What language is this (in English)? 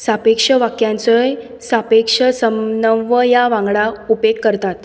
Konkani